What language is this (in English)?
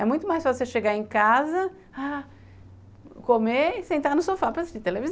Portuguese